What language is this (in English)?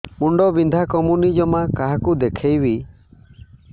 Odia